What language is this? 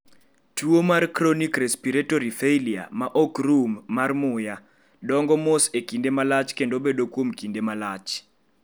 Luo (Kenya and Tanzania)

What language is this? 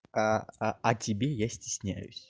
Russian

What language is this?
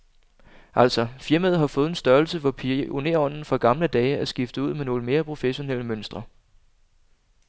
Danish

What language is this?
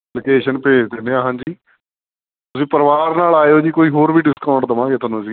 Punjabi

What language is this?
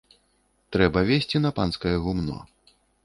Belarusian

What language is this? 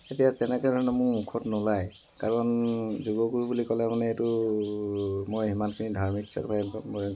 Assamese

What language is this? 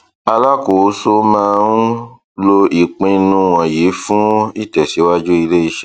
Yoruba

